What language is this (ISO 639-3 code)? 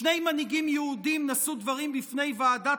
heb